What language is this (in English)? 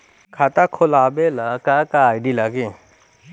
Bhojpuri